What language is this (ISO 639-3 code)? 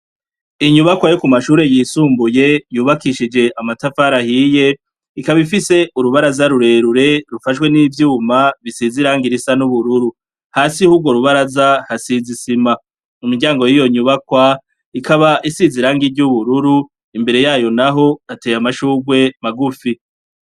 run